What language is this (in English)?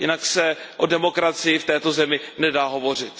Czech